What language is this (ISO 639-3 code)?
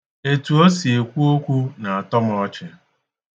ibo